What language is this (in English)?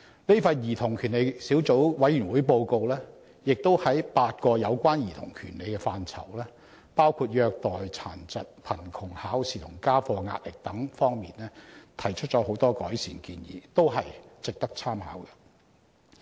Cantonese